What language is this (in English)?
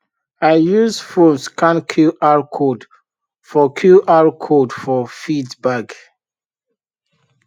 Nigerian Pidgin